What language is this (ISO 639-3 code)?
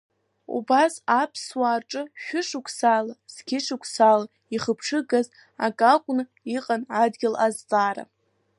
abk